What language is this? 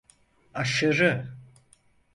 Turkish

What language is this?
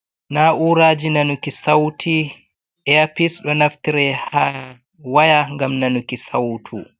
Fula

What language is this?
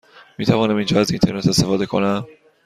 Persian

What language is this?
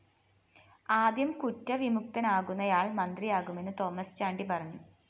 Malayalam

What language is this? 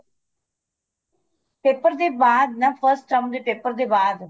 Punjabi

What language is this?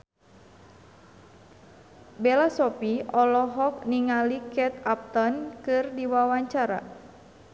Sundanese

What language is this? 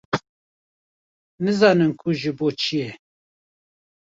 Kurdish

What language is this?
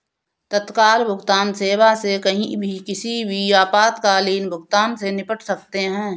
Hindi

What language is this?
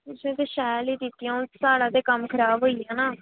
Dogri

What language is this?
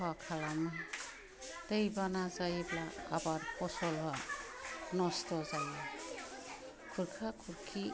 Bodo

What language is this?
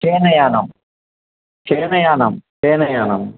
Sanskrit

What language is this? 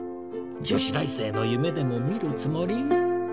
Japanese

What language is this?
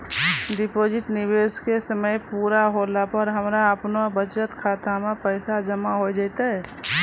Maithili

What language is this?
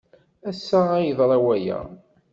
Kabyle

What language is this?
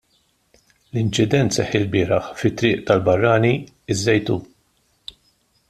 Maltese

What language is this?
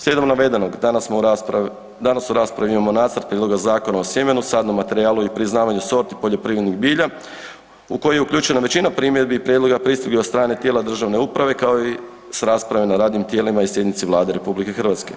Croatian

